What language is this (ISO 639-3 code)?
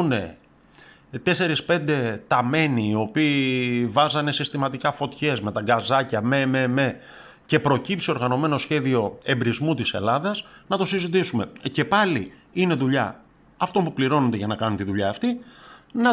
ell